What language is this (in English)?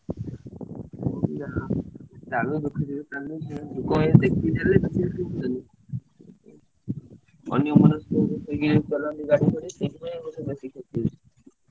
Odia